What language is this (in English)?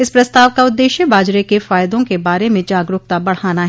Hindi